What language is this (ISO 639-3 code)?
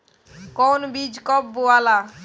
bho